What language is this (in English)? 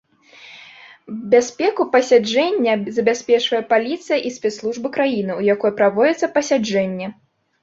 Belarusian